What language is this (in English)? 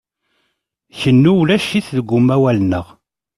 Kabyle